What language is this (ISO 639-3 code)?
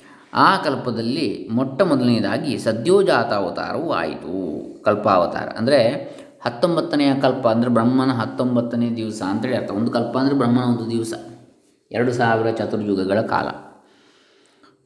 kan